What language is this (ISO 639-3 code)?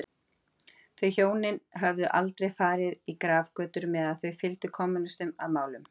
isl